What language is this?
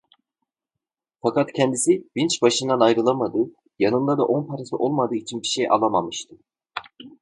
Turkish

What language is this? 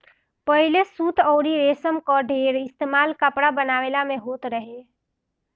Bhojpuri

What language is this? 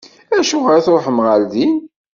Kabyle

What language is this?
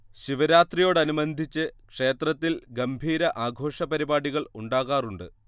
Malayalam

